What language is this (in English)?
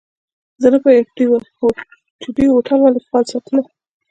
Pashto